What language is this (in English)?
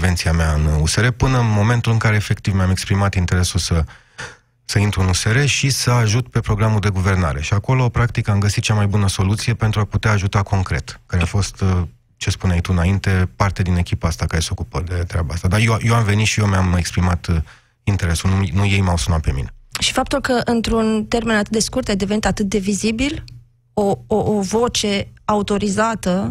Romanian